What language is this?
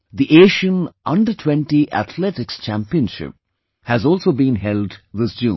English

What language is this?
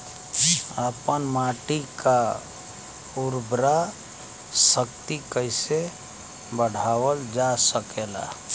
Bhojpuri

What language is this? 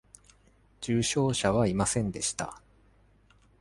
Japanese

